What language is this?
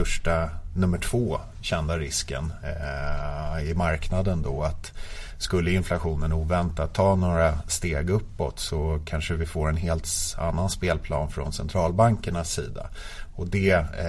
Swedish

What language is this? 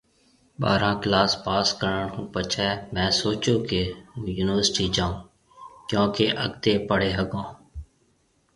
Marwari (Pakistan)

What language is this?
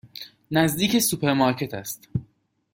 Persian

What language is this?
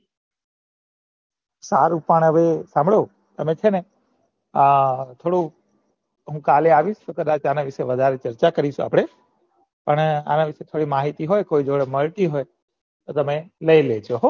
Gujarati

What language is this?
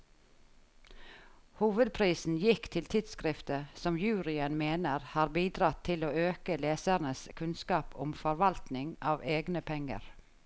Norwegian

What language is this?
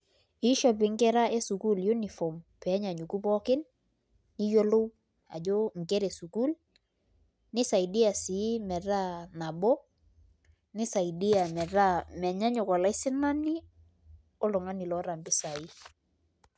Masai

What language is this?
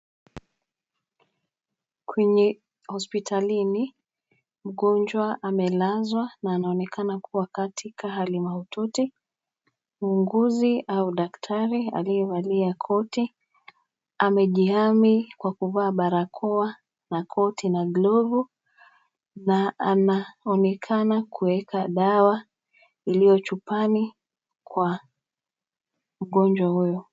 Swahili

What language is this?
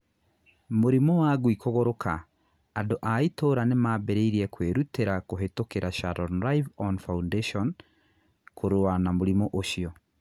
Kikuyu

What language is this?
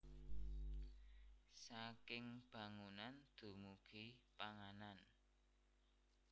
Javanese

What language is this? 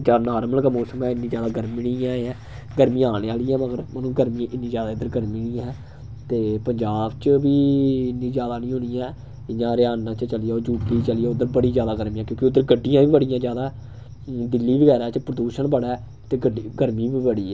Dogri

